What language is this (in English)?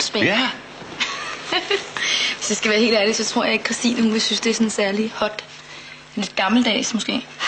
Danish